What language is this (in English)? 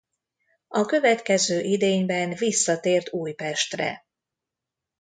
Hungarian